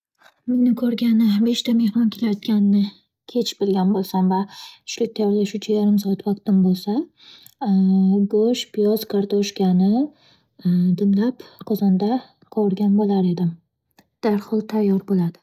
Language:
Uzbek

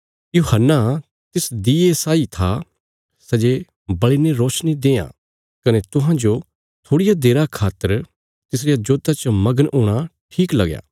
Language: Bilaspuri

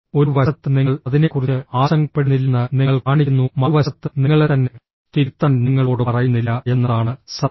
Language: Malayalam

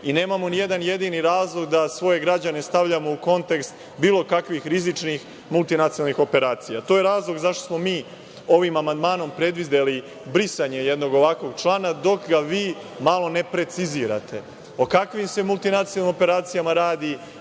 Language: Serbian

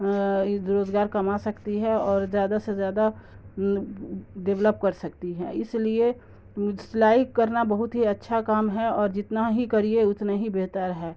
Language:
Urdu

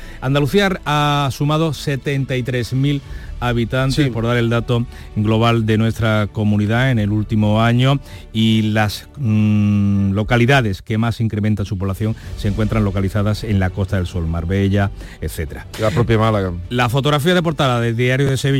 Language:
Spanish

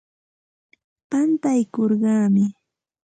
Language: Santa Ana de Tusi Pasco Quechua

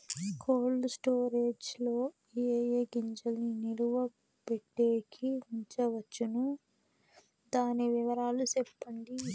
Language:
Telugu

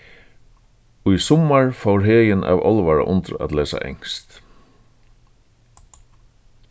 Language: Faroese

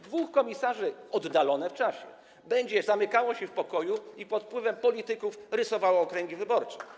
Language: Polish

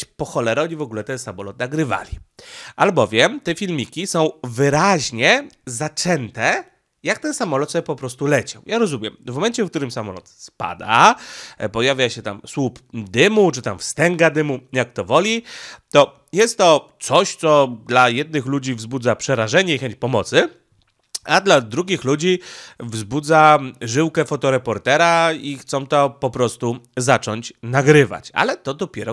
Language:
Polish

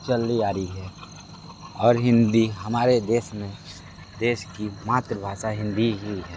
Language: Hindi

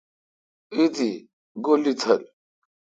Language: Kalkoti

